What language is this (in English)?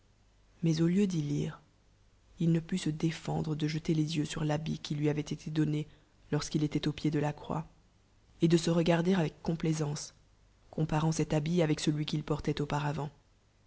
French